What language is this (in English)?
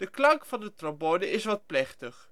Dutch